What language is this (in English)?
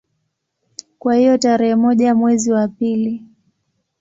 Swahili